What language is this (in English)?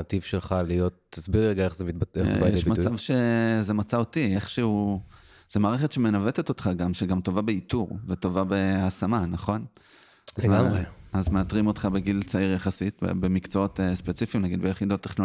Hebrew